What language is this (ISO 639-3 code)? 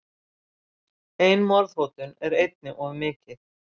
isl